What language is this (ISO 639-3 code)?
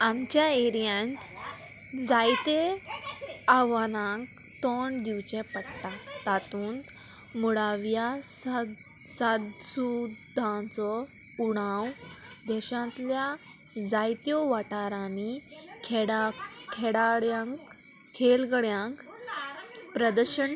kok